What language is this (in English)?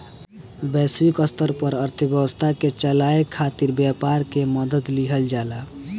Bhojpuri